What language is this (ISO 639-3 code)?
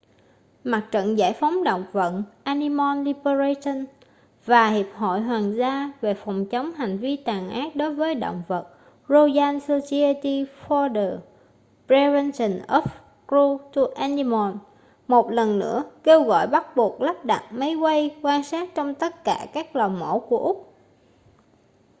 vie